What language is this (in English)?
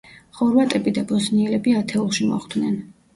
Georgian